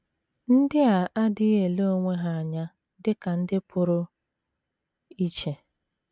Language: Igbo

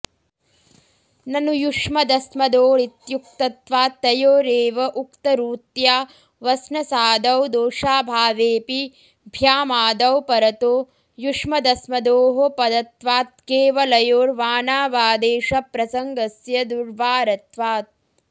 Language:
Sanskrit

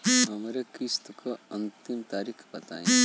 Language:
Bhojpuri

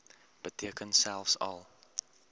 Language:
Afrikaans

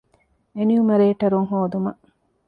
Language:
Divehi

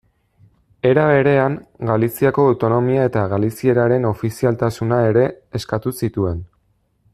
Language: Basque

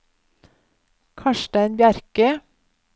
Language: Norwegian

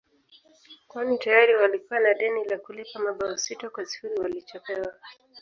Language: Swahili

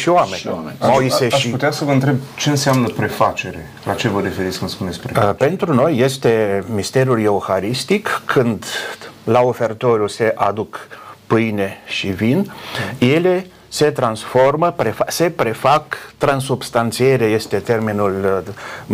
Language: Romanian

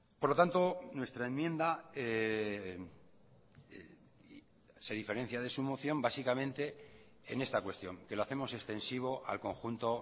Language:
Spanish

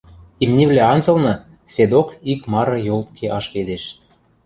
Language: Western Mari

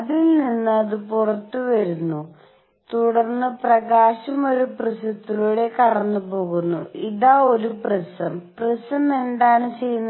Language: Malayalam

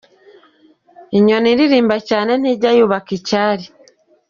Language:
Kinyarwanda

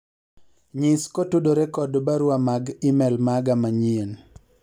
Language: Luo (Kenya and Tanzania)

